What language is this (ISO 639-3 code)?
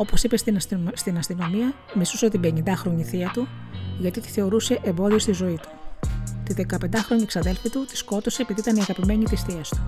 ell